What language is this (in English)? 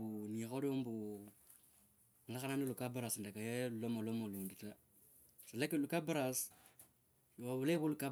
Kabras